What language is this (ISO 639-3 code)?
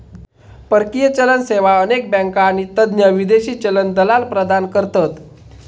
mar